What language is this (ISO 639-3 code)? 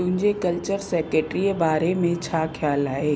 snd